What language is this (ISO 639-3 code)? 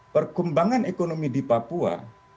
ind